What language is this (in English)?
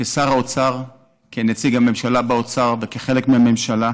Hebrew